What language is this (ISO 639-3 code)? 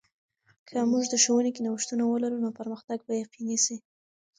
pus